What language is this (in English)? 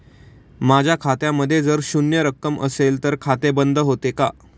Marathi